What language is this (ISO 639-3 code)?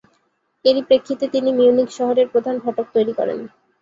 ben